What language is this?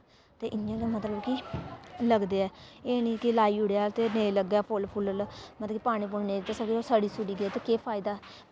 Dogri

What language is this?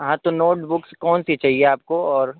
Urdu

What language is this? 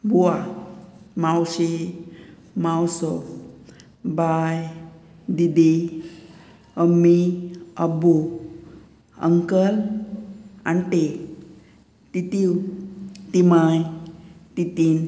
Konkani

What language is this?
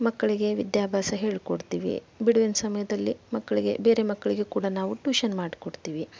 Kannada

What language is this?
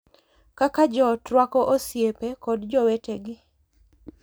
Luo (Kenya and Tanzania)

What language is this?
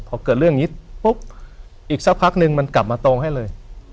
Thai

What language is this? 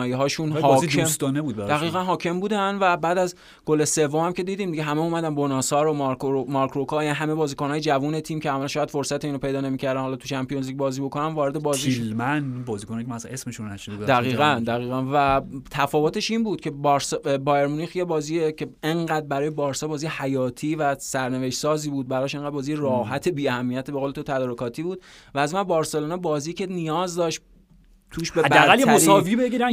Persian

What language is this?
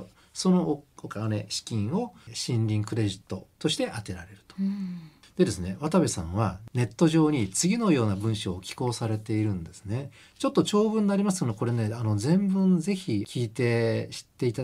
Japanese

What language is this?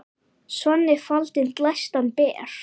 Icelandic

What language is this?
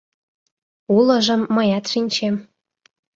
Mari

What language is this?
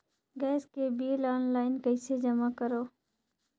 Chhattisgarhi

